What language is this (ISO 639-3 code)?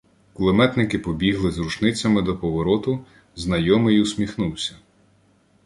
ukr